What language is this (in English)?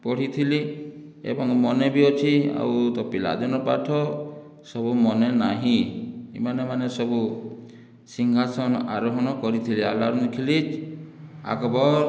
Odia